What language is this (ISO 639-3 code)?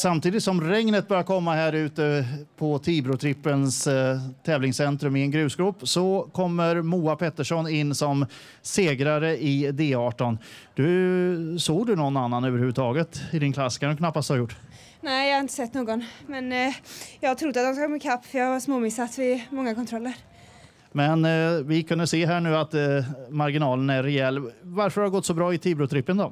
swe